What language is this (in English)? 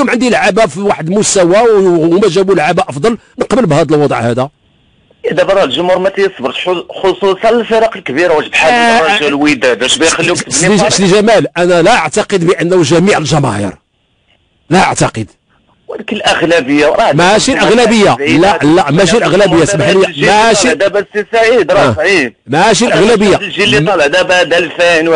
Arabic